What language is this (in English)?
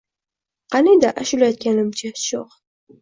Uzbek